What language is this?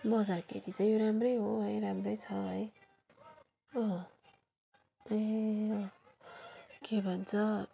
Nepali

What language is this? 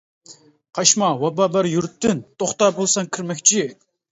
Uyghur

